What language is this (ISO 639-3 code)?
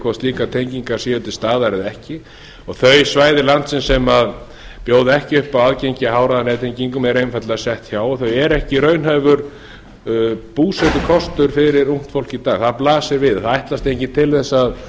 isl